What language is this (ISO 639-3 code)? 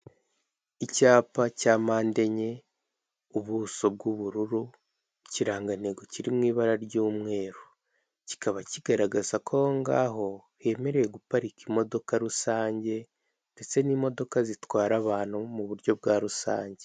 kin